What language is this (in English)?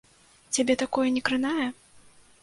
Belarusian